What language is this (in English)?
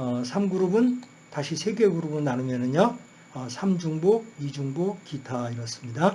Korean